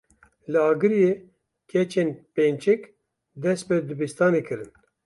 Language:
Kurdish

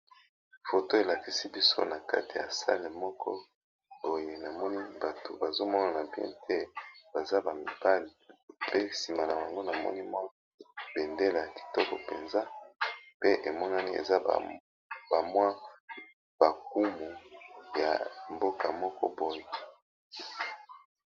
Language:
Lingala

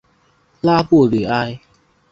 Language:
Chinese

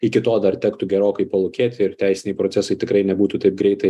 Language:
Lithuanian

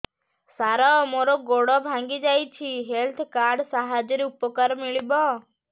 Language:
Odia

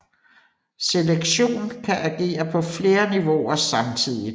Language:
Danish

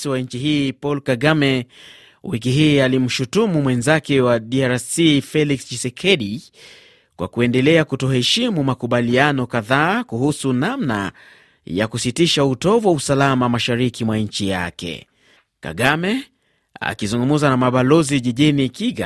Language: Swahili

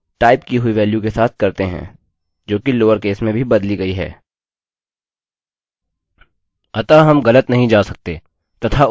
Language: Hindi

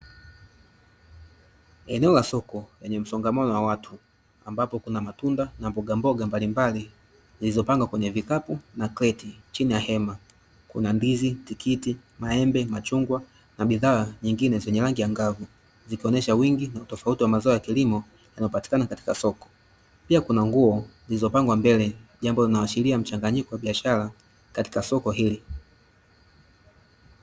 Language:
Swahili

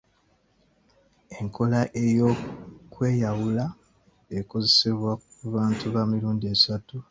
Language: Ganda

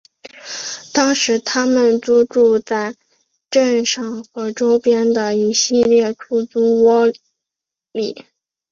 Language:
Chinese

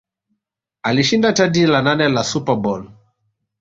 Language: Swahili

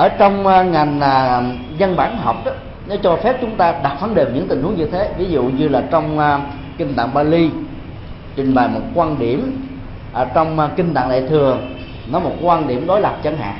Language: Vietnamese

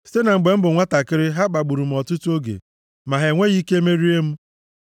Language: Igbo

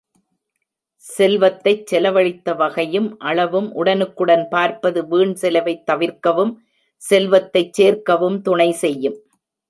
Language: Tamil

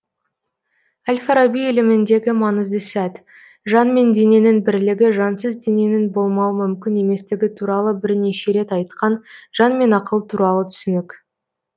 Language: Kazakh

